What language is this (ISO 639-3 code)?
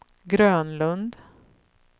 swe